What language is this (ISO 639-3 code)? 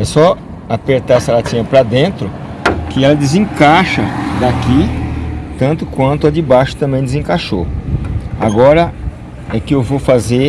por